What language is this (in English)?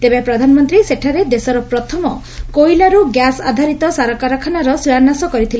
Odia